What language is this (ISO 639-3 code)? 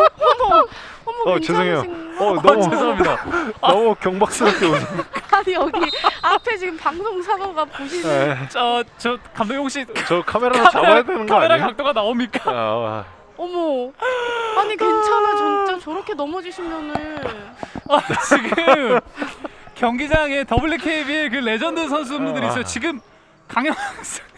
kor